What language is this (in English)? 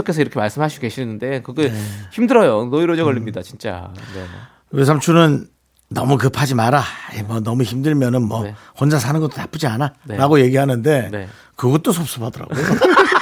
Korean